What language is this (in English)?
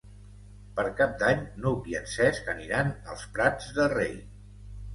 Catalan